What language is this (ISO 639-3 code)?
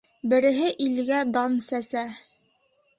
bak